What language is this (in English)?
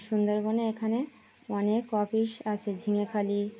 Bangla